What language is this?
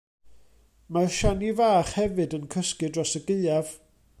Welsh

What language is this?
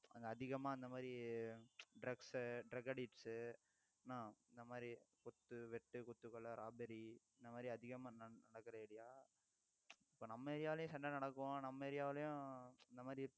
Tamil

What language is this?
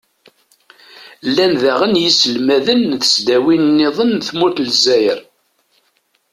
Kabyle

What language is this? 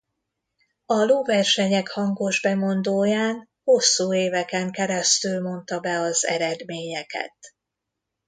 Hungarian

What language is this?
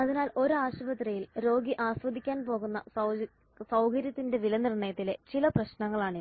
Malayalam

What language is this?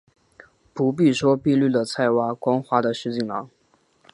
Chinese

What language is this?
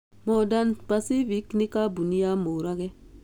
Kikuyu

